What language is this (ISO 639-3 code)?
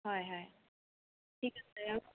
asm